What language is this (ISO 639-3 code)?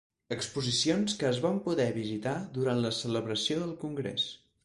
cat